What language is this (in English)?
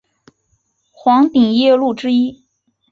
Chinese